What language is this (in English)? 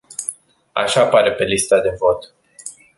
Romanian